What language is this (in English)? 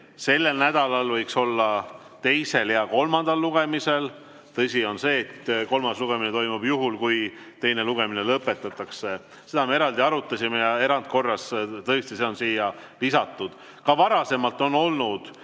Estonian